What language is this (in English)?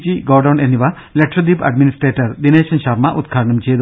Malayalam